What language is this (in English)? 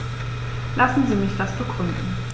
German